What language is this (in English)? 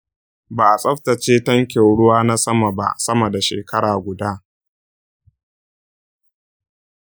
Hausa